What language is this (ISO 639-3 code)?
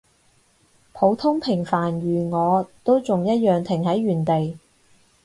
yue